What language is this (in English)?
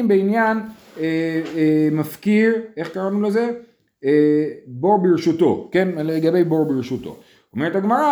Hebrew